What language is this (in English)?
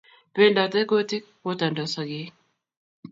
Kalenjin